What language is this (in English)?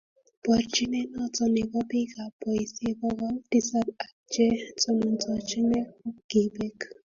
Kalenjin